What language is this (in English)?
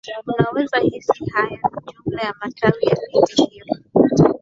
Swahili